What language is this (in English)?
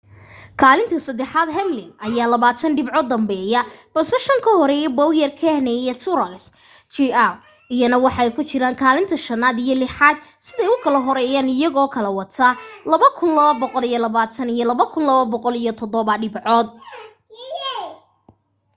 Somali